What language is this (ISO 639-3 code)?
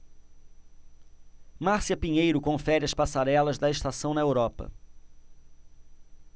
por